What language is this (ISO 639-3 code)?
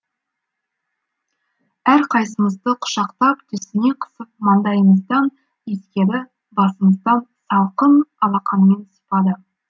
kaz